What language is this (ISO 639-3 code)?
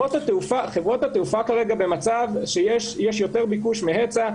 heb